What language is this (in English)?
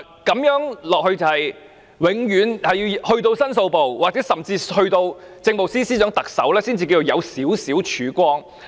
Cantonese